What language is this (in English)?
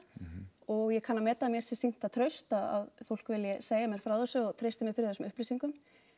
Icelandic